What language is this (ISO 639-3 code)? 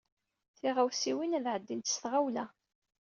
kab